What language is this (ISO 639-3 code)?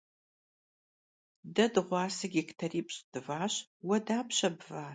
kbd